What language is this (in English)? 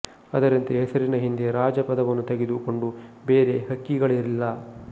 Kannada